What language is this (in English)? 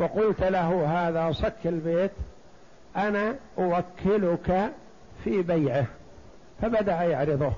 Arabic